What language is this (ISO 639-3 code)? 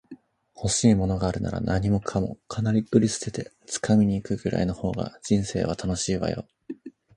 jpn